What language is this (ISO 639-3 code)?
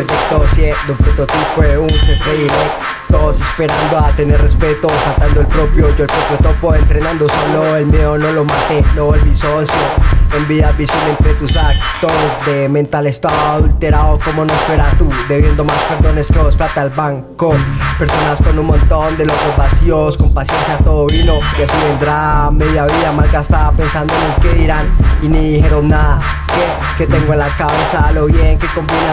spa